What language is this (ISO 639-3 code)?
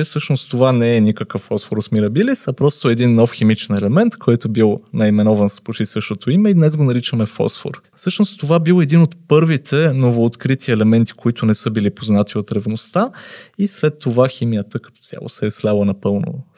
bul